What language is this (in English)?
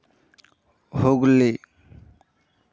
Santali